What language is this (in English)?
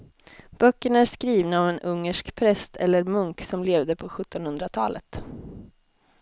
Swedish